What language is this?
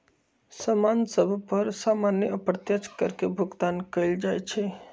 Magahi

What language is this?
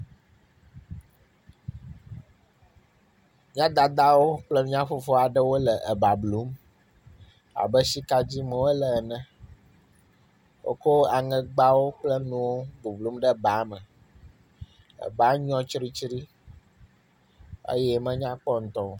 Ewe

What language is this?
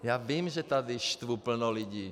Czech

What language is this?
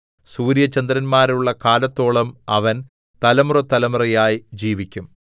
Malayalam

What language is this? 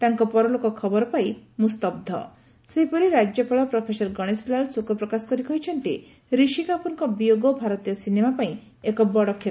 Odia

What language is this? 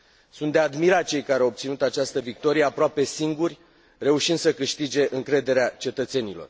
Romanian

